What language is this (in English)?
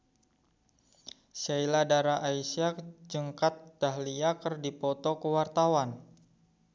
Sundanese